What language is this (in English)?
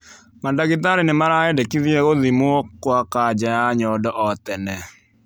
Kikuyu